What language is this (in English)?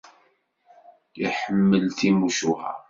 Kabyle